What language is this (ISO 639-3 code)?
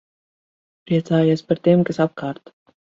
lav